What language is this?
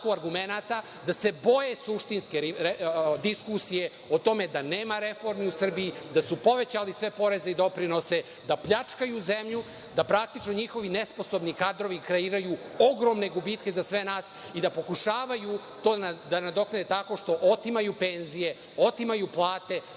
Serbian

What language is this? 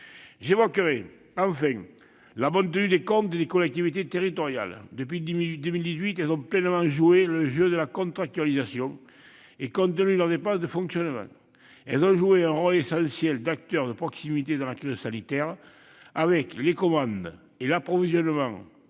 French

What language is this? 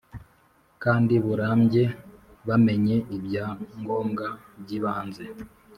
Kinyarwanda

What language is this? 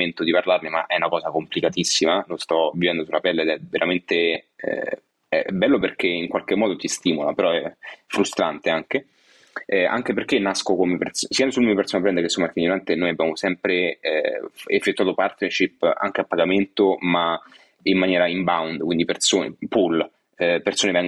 Italian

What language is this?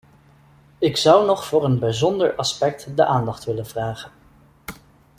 Dutch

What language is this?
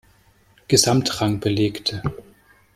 German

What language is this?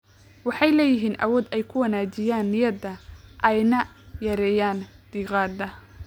Somali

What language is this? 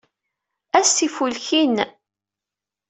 Kabyle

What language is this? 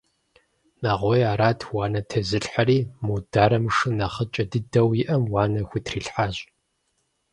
Kabardian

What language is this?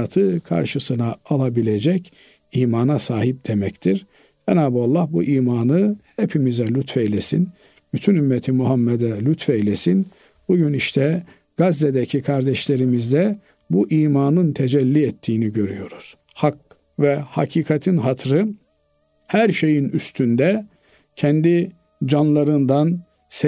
Turkish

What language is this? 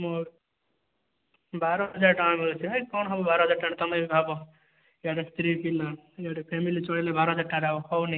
Odia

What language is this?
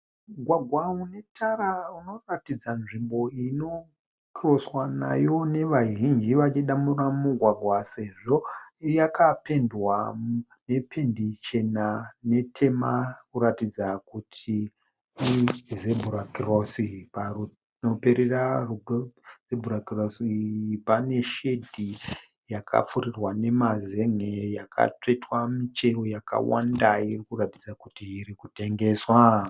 Shona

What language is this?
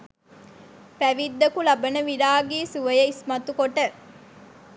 Sinhala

